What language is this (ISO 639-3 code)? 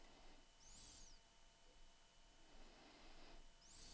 dan